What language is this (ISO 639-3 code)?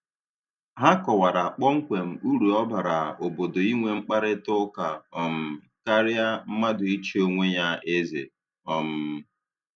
ibo